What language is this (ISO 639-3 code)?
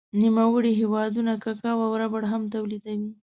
pus